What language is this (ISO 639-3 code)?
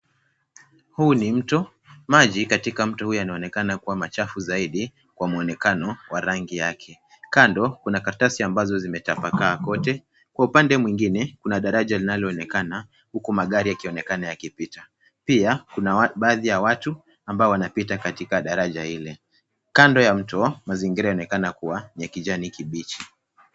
swa